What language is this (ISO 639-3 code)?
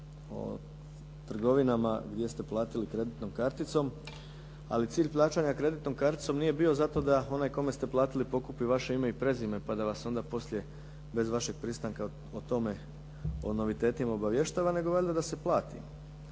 hrv